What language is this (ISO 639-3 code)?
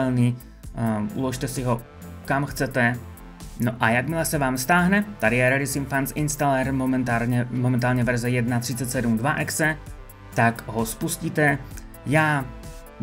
ces